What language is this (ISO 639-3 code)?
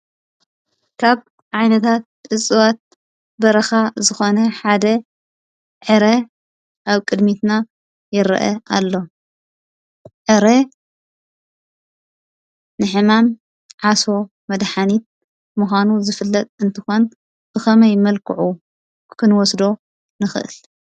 tir